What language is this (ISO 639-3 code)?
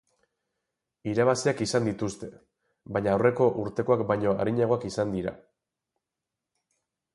eus